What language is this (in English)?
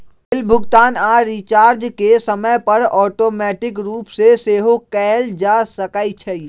Magahi